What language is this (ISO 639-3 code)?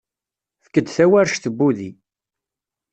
kab